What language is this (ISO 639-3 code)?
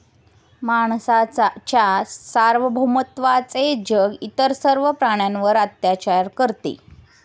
mar